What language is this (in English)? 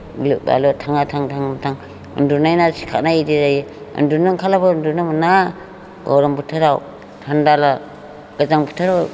Bodo